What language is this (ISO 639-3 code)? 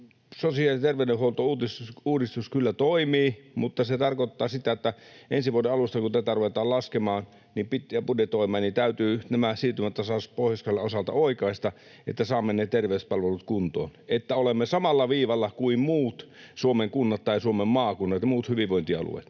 fin